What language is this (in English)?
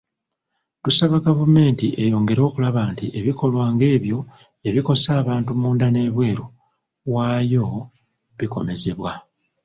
Ganda